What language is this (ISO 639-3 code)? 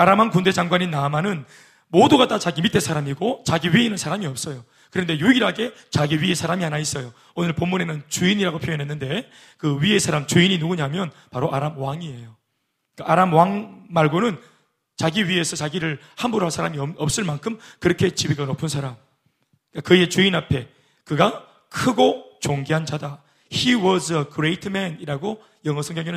kor